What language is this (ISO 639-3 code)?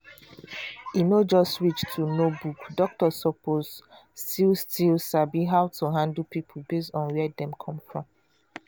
pcm